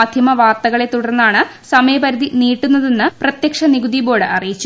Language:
Malayalam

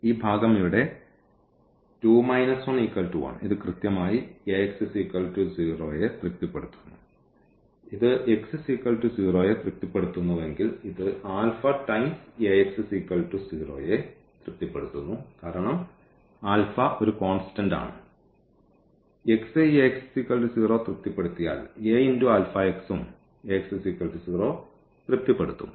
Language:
Malayalam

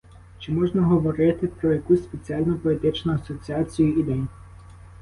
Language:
Ukrainian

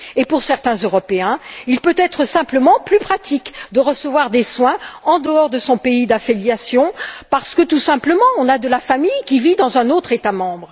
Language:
French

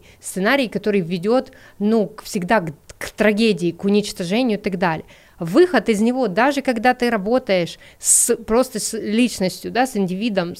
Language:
Russian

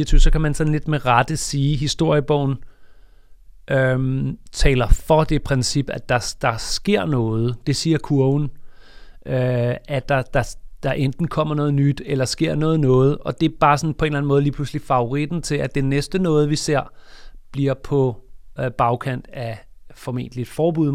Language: Danish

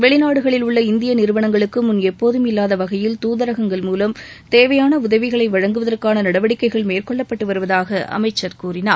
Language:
Tamil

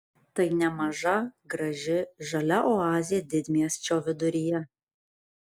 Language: Lithuanian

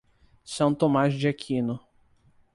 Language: Portuguese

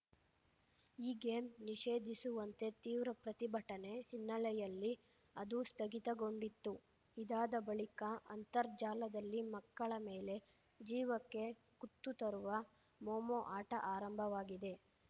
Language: Kannada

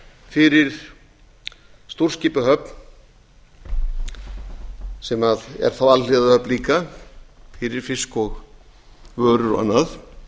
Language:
Icelandic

